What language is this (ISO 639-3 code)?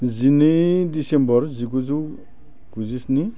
brx